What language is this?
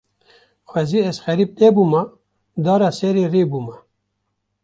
Kurdish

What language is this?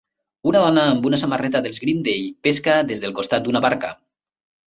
Catalan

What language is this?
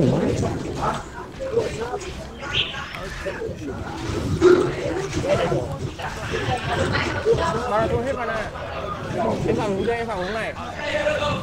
Vietnamese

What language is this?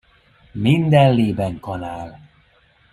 Hungarian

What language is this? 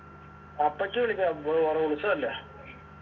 Malayalam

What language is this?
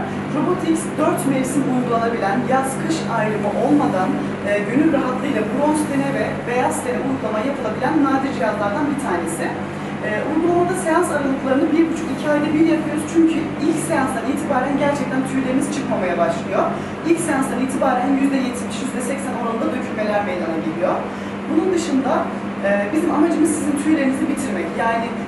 Turkish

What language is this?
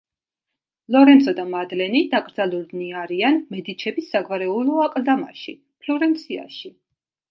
Georgian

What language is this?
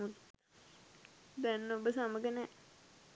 Sinhala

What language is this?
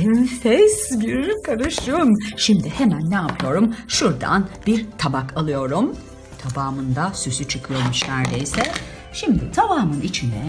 Turkish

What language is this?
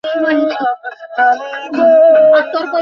Bangla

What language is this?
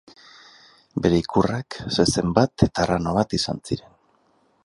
Basque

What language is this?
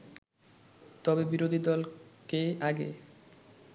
Bangla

